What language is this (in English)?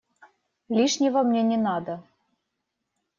Russian